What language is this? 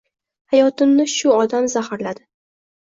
Uzbek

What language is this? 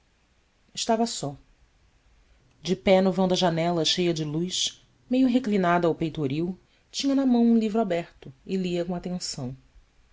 Portuguese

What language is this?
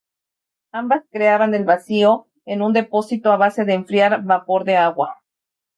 Spanish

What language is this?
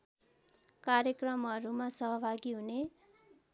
Nepali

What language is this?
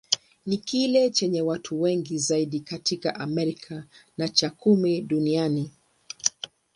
Swahili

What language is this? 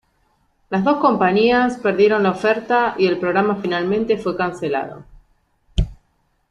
Spanish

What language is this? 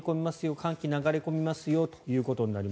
Japanese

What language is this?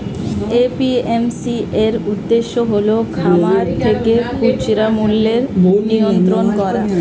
Bangla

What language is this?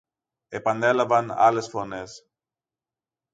Greek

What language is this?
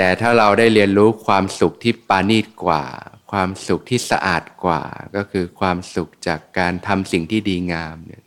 Thai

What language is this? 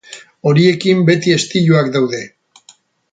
Basque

